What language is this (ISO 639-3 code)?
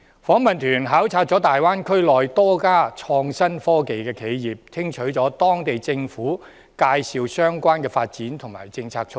yue